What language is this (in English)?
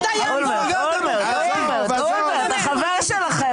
Hebrew